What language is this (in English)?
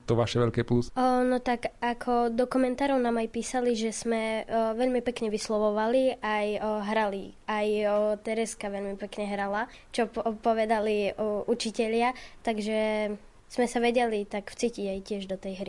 Slovak